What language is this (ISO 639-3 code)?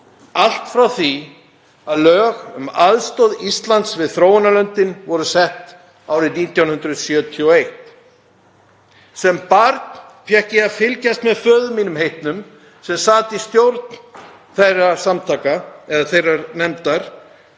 isl